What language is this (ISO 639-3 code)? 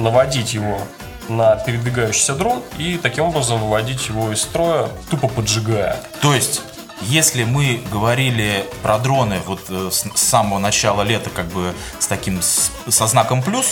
rus